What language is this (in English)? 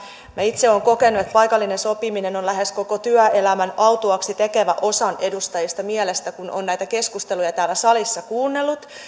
Finnish